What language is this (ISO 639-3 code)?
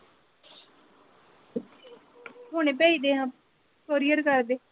pan